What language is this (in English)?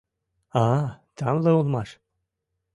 Mari